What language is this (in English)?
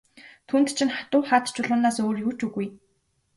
Mongolian